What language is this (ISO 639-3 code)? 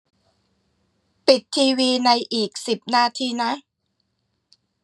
tha